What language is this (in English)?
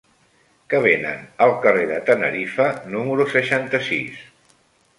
Catalan